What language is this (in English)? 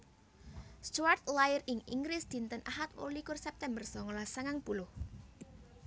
Javanese